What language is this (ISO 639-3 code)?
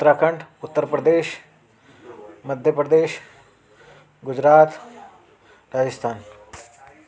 snd